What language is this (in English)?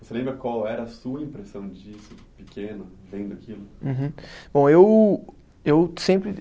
Portuguese